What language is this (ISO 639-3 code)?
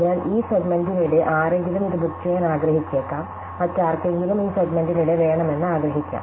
mal